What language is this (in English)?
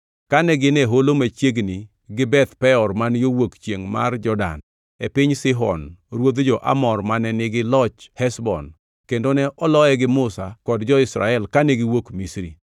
Luo (Kenya and Tanzania)